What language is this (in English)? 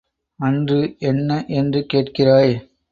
Tamil